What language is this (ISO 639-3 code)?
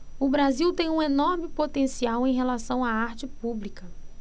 por